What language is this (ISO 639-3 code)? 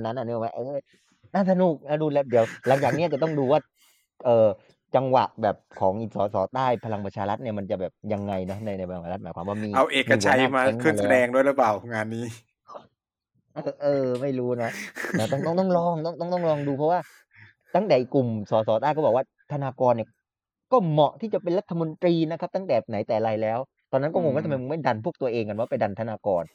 tha